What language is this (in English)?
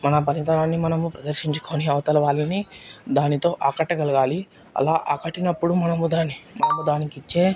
Telugu